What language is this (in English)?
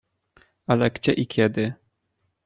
Polish